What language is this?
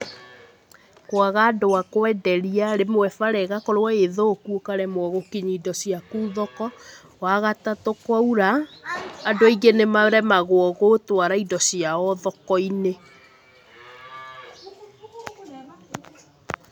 Kikuyu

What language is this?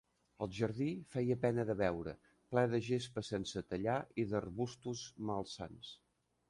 Catalan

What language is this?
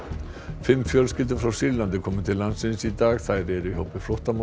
Icelandic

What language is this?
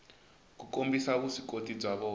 Tsonga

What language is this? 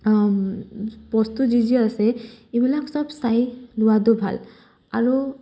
Assamese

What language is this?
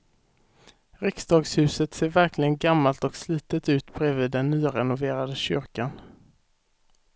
Swedish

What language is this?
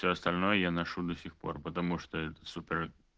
Russian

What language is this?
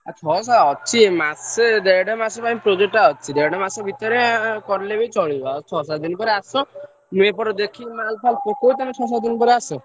Odia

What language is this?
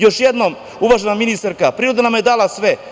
Serbian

